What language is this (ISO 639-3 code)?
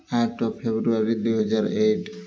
ori